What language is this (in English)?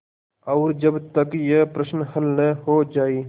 Hindi